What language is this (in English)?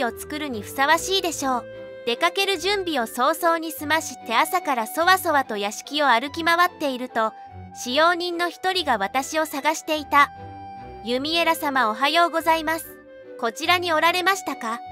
Japanese